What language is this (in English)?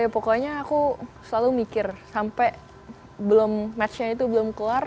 Indonesian